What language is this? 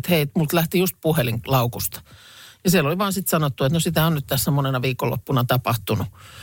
Finnish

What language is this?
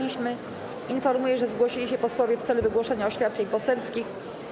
Polish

